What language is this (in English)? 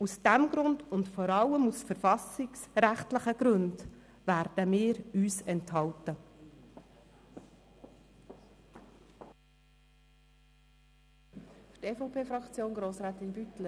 Swiss German